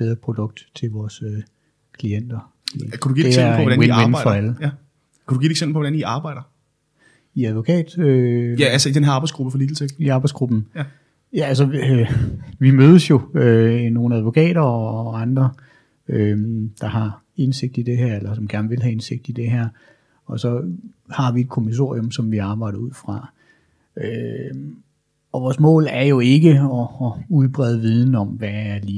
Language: Danish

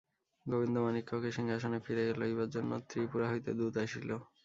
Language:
Bangla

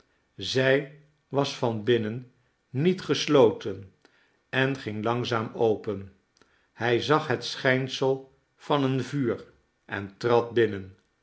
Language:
Dutch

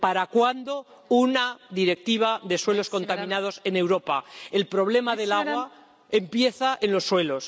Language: Spanish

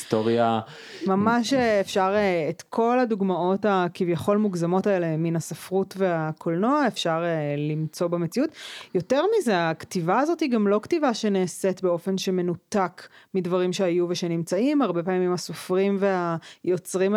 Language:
Hebrew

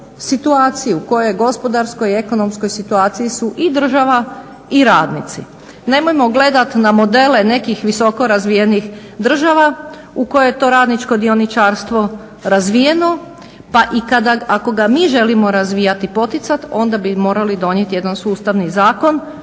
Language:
Croatian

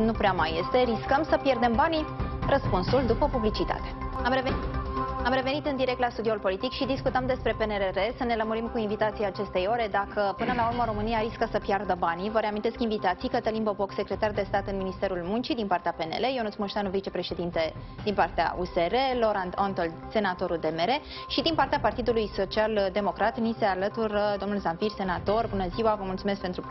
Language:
Romanian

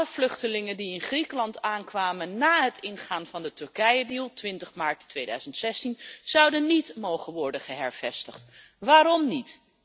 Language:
Dutch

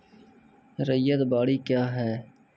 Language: Maithili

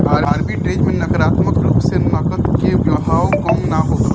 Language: Bhojpuri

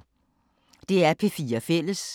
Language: Danish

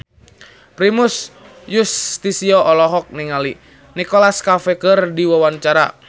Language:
Sundanese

